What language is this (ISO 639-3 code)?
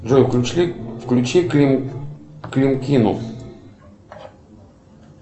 rus